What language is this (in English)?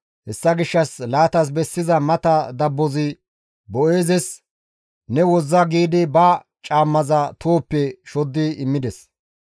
Gamo